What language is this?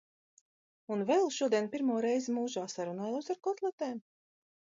Latvian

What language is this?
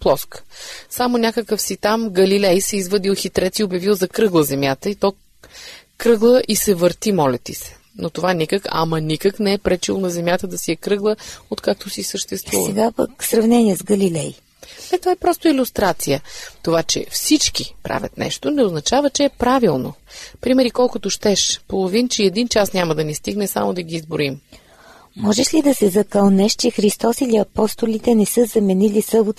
Bulgarian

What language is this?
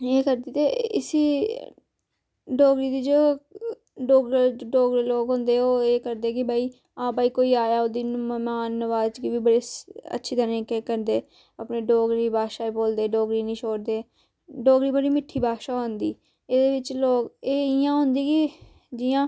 Dogri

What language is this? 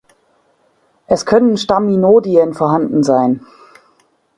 German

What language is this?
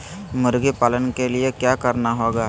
Magahi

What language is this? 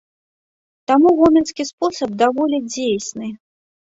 Belarusian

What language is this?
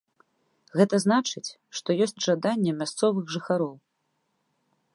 Belarusian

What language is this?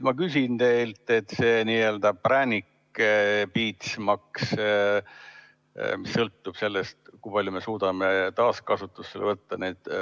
Estonian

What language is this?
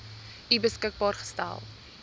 Afrikaans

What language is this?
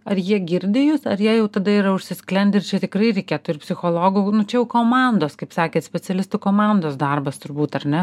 Lithuanian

